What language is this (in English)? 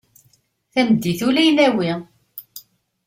Kabyle